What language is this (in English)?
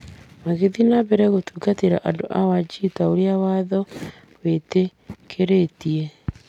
Kikuyu